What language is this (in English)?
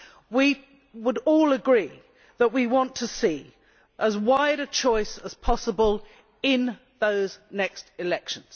English